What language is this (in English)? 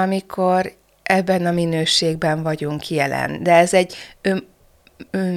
Hungarian